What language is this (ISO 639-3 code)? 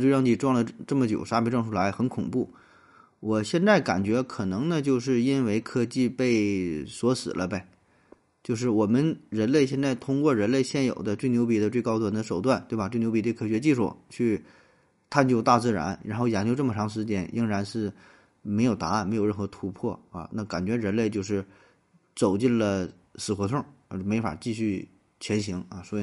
zho